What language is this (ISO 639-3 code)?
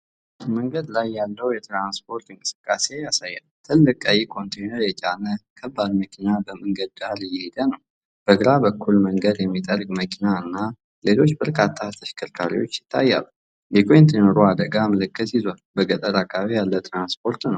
amh